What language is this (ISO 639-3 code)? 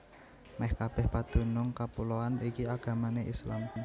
jav